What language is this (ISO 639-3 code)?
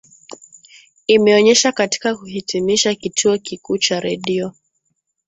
swa